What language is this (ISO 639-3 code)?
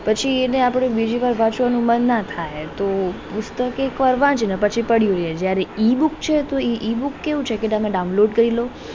guj